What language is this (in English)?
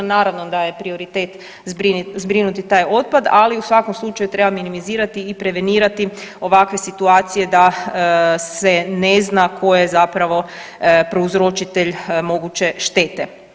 Croatian